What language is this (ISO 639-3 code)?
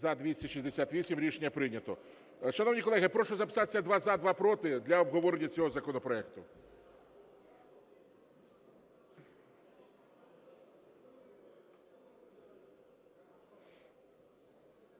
ukr